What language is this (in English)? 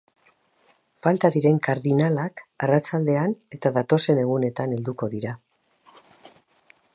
Basque